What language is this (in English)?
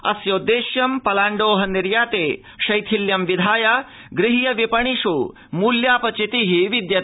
Sanskrit